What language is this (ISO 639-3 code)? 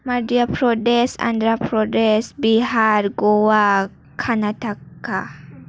brx